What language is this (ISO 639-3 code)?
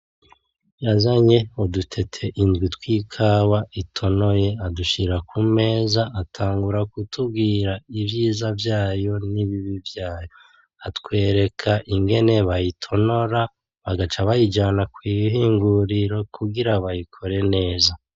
run